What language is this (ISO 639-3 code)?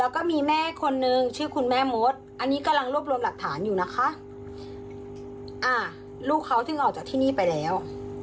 tha